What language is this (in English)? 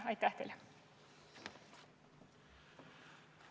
Estonian